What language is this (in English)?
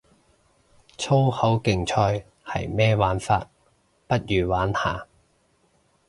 Cantonese